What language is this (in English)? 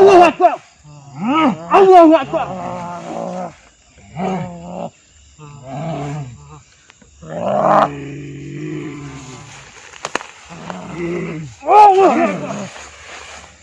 Indonesian